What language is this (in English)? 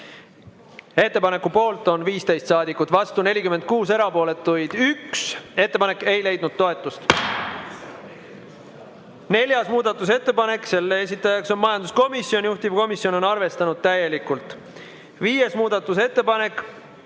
Estonian